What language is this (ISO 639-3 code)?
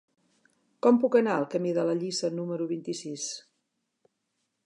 cat